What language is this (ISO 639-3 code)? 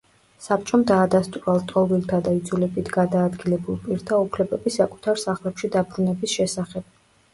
kat